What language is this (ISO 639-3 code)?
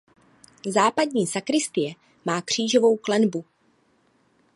ces